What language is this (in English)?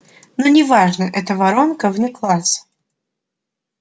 Russian